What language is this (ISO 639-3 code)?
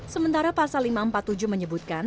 ind